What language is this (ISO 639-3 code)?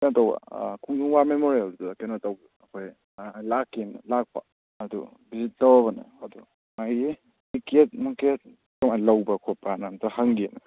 mni